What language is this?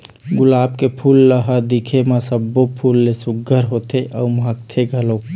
Chhattisgarhi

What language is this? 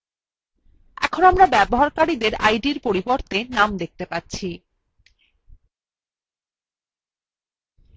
Bangla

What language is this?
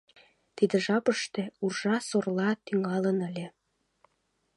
Mari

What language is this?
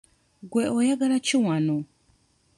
Ganda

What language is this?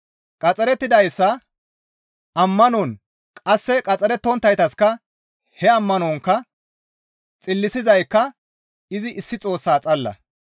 Gamo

